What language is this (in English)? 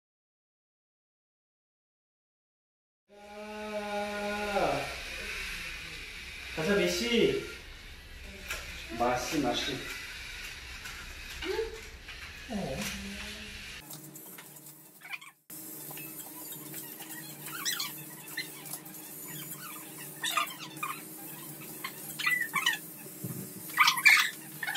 Japanese